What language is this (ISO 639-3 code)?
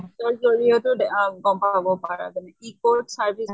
asm